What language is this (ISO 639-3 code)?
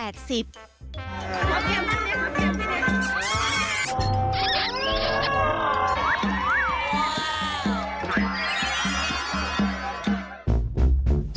tha